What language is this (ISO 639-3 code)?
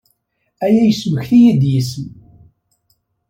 kab